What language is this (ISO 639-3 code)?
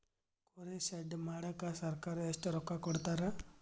kan